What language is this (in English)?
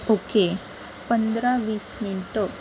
Marathi